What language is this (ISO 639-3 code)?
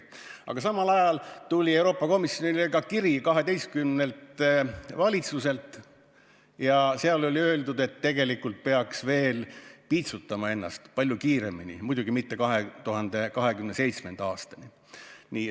est